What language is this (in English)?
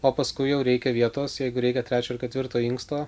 Lithuanian